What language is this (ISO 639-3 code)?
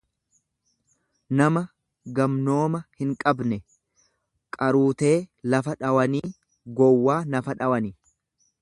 orm